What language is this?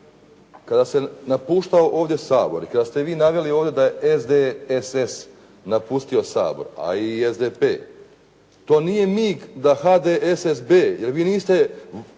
Croatian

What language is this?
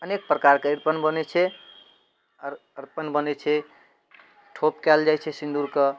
Maithili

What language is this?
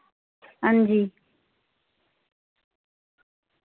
Dogri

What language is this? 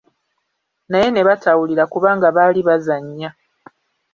Ganda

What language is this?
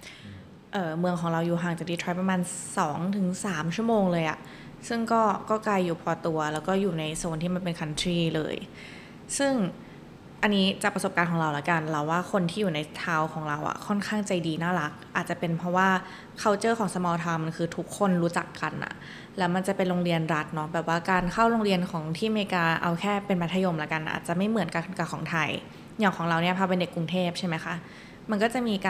Thai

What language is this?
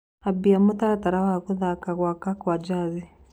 Kikuyu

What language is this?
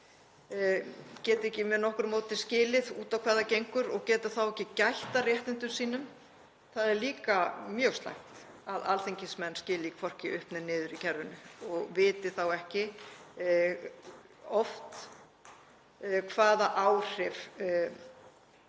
Icelandic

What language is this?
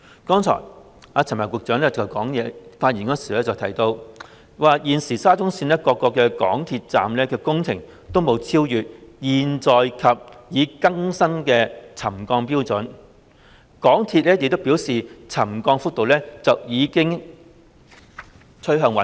Cantonese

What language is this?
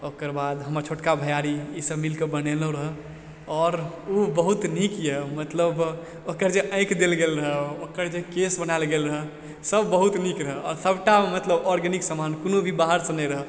Maithili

